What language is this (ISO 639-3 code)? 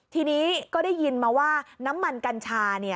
tha